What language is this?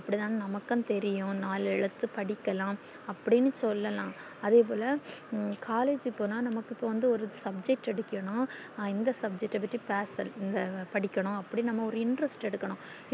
Tamil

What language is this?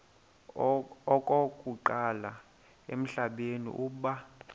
Xhosa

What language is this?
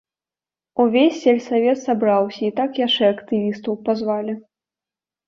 Belarusian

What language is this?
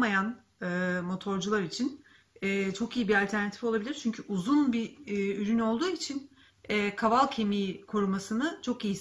Turkish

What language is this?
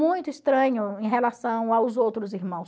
Portuguese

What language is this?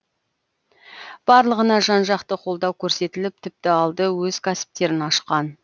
Kazakh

